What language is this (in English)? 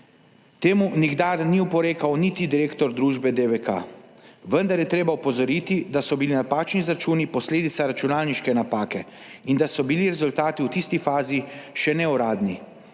Slovenian